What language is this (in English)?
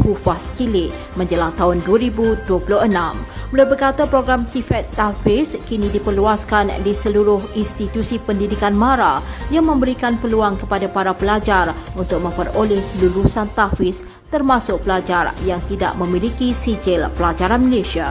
Malay